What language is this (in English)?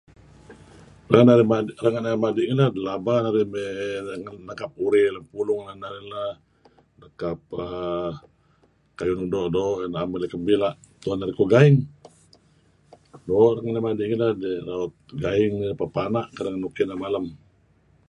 Kelabit